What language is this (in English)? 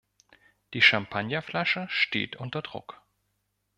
German